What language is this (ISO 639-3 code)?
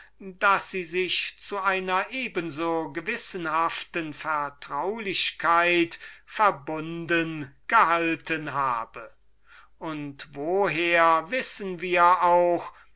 deu